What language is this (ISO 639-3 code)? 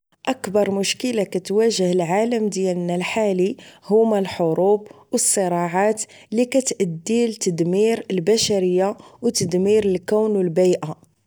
ary